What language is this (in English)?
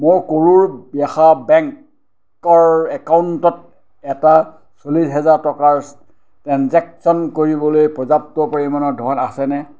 Assamese